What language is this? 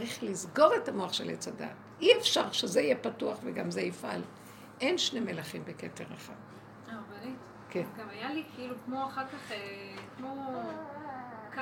Hebrew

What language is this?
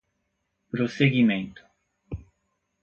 Portuguese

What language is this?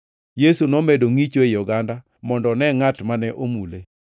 Luo (Kenya and Tanzania)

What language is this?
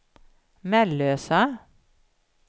Swedish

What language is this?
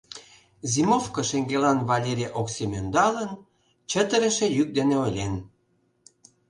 Mari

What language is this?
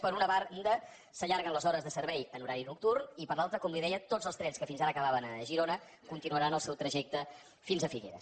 Catalan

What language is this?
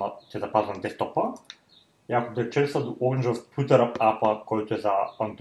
Bulgarian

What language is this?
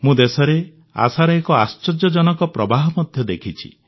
Odia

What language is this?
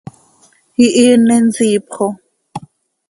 Seri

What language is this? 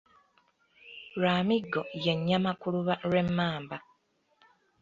Ganda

